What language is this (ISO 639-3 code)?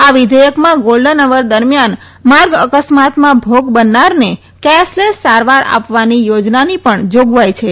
guj